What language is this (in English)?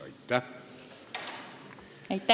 Estonian